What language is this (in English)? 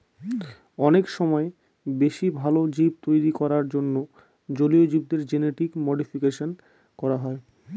Bangla